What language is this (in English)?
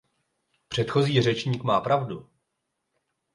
Czech